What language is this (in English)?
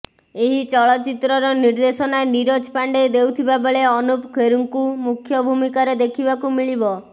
Odia